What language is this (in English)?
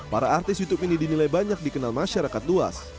Indonesian